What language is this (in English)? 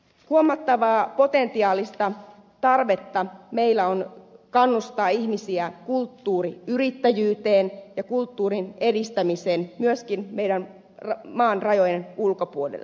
Finnish